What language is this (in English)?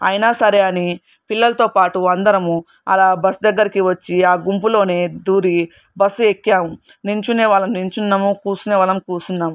Telugu